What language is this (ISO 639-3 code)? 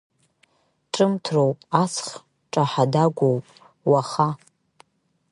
abk